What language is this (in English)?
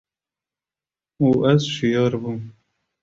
Kurdish